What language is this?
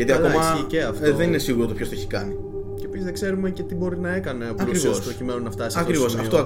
Greek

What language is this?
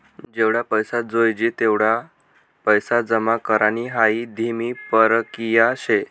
Marathi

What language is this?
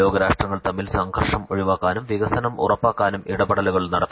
Malayalam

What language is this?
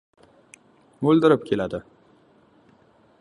Uzbek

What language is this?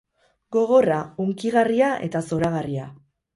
Basque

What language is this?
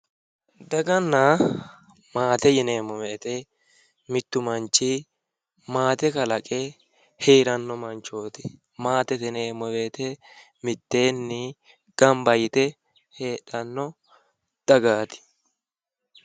Sidamo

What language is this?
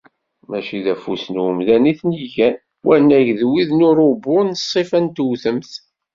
Kabyle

